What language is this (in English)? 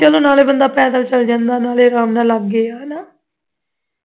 Punjabi